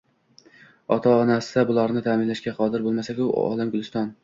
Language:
Uzbek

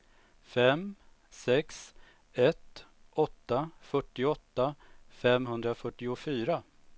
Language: Swedish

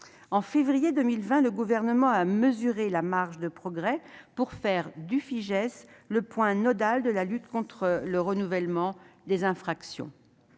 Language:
French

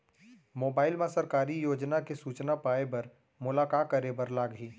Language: Chhattisgarhi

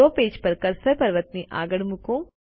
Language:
Gujarati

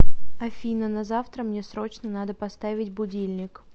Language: Russian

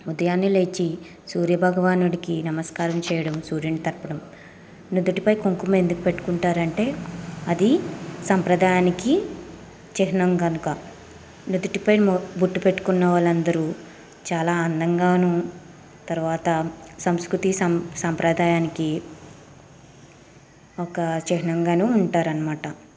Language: Telugu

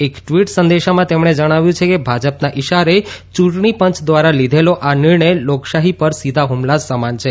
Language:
Gujarati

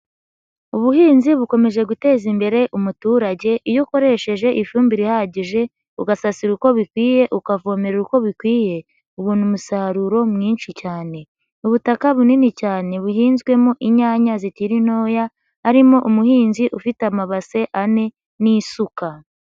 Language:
Kinyarwanda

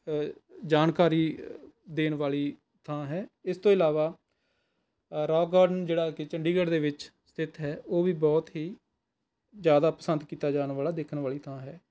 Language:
Punjabi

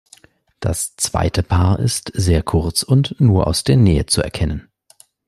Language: German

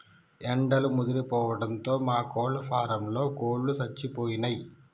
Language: Telugu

